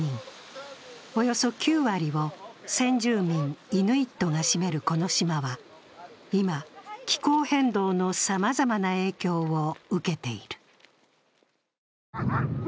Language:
Japanese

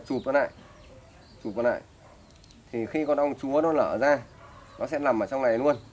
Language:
Vietnamese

